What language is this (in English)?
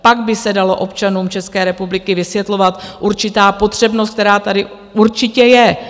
Czech